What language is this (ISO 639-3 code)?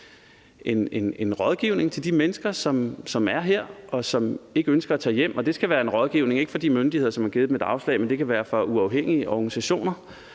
dan